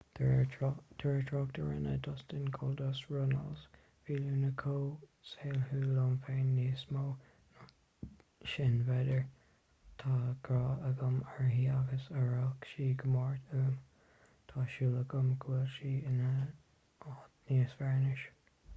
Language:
Irish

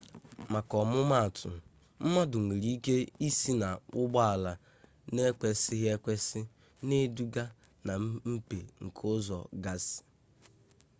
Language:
Igbo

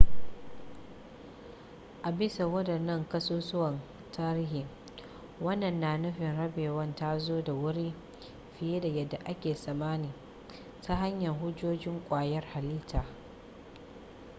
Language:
Hausa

